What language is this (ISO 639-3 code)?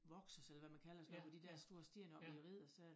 dan